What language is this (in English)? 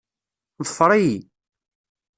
Kabyle